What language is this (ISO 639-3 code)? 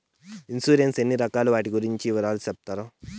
tel